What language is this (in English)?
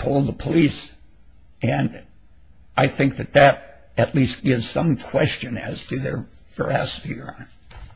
English